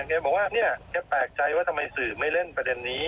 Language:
Thai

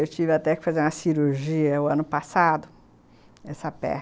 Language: Portuguese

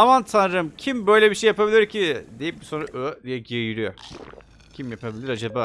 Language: Turkish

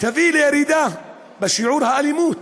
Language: Hebrew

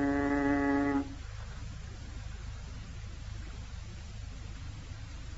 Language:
Arabic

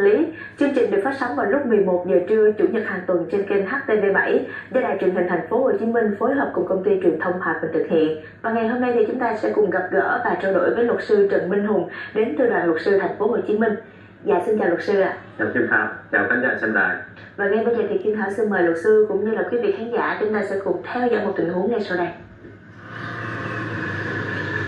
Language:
Vietnamese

